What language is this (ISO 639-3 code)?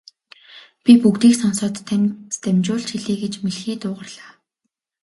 mon